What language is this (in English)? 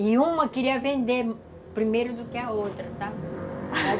Portuguese